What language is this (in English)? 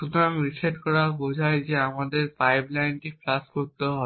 Bangla